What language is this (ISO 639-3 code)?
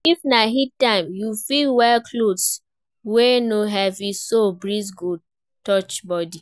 pcm